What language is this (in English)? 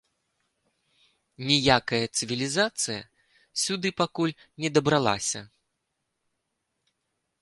Belarusian